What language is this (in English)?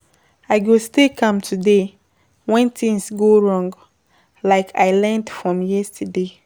Nigerian Pidgin